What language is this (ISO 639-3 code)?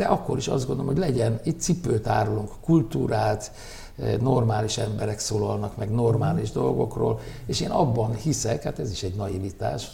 hun